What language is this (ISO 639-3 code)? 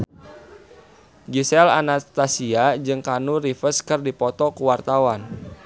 sun